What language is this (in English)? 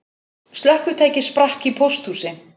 Icelandic